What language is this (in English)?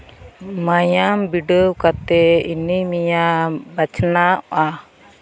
Santali